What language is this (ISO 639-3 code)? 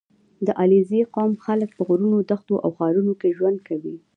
pus